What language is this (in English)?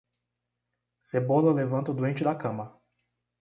Portuguese